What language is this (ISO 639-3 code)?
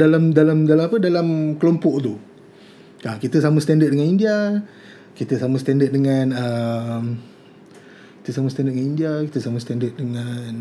msa